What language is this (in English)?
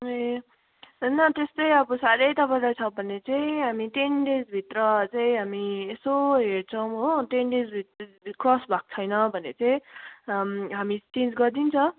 Nepali